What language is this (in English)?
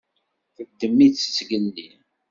Kabyle